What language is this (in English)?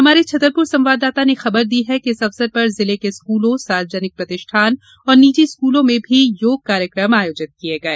Hindi